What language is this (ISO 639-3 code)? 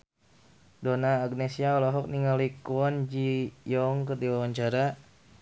sun